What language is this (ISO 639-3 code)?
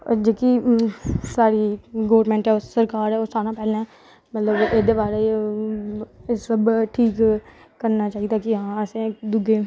doi